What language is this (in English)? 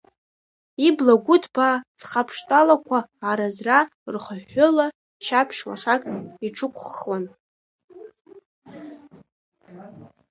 Abkhazian